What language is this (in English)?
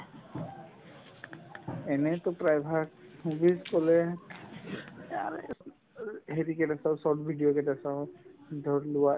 Assamese